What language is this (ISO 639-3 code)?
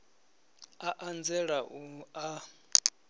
ven